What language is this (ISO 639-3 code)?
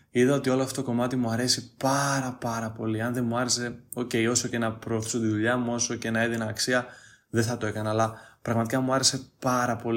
ell